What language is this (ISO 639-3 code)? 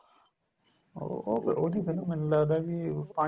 pan